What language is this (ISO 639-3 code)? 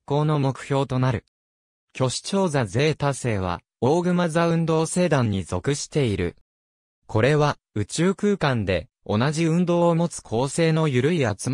jpn